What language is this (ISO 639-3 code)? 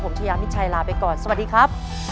tha